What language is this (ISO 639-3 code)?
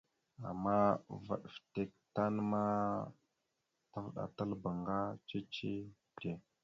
mxu